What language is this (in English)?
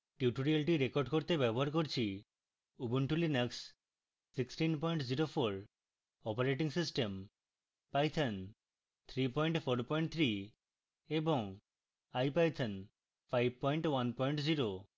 Bangla